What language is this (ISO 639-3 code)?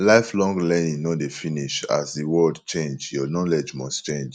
pcm